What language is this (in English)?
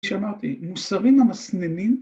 Hebrew